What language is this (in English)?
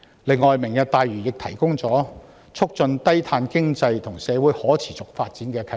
Cantonese